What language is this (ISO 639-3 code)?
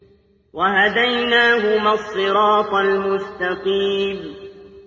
ara